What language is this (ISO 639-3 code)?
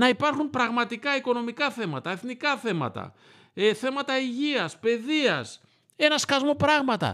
ell